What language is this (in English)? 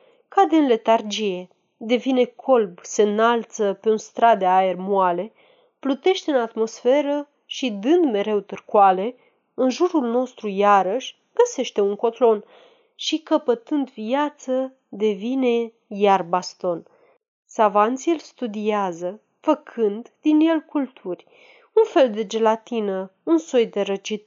Romanian